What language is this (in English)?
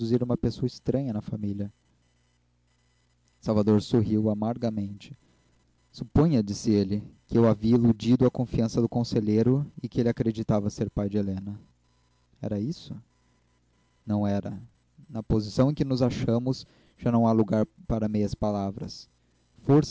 Portuguese